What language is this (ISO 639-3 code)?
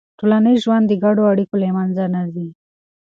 pus